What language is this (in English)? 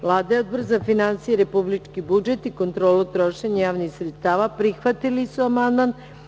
Serbian